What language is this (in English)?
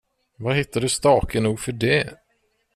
Swedish